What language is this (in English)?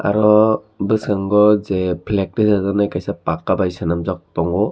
Kok Borok